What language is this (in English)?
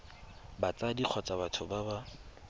Tswana